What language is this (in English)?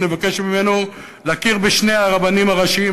Hebrew